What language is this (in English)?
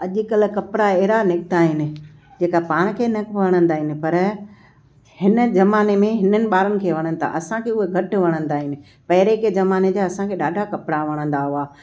Sindhi